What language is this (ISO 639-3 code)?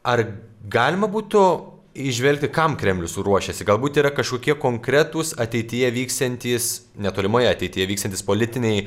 lit